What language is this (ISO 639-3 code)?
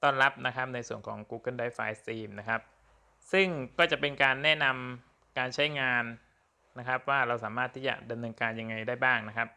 tha